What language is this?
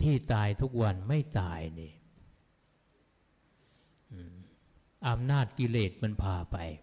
Thai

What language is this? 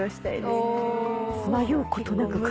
Japanese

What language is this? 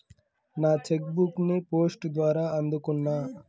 Telugu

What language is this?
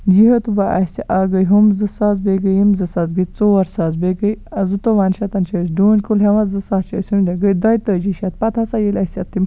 Kashmiri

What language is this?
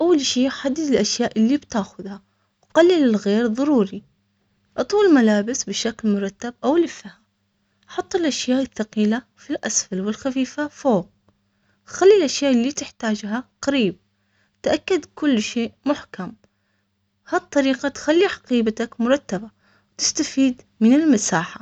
Omani Arabic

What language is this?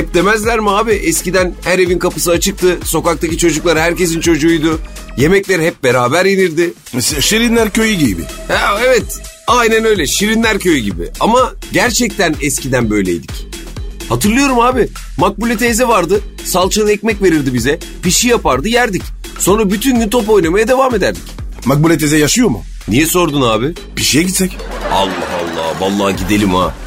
Turkish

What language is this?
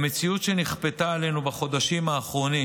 Hebrew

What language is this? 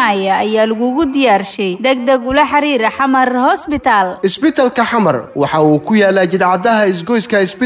Arabic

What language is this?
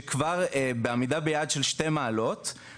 Hebrew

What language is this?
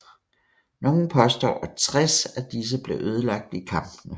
Danish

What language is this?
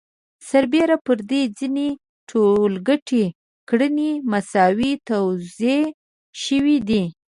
Pashto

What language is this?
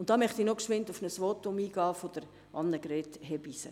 Swiss German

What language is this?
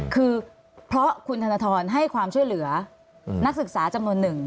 Thai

